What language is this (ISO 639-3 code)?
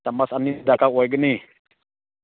mni